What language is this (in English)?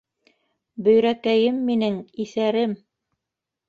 Bashkir